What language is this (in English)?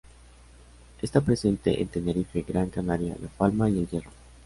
Spanish